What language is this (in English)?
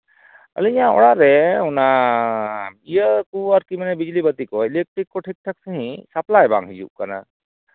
Santali